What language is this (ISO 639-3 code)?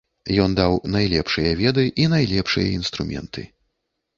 bel